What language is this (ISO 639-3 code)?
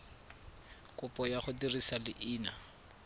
tsn